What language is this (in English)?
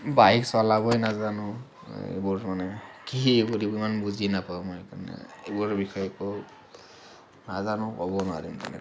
Assamese